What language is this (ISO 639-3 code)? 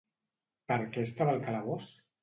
cat